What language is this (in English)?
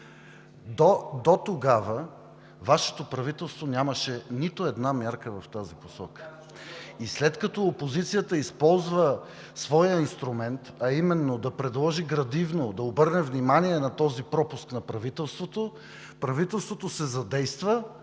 Bulgarian